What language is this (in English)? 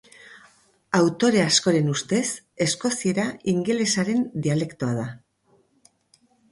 Basque